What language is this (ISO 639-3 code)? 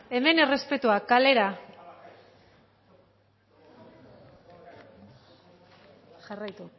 eus